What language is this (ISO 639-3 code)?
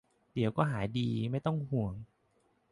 tha